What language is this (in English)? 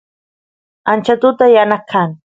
Santiago del Estero Quichua